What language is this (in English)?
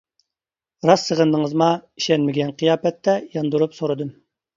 Uyghur